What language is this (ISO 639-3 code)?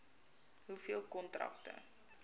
afr